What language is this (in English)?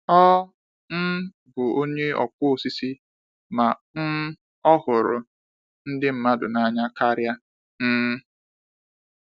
Igbo